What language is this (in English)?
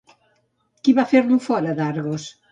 Catalan